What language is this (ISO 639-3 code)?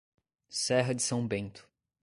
por